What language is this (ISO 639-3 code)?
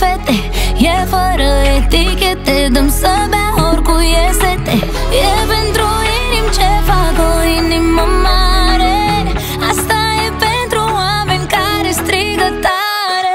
ron